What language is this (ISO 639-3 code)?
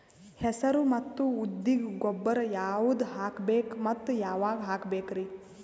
kan